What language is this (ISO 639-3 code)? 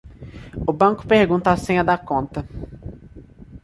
por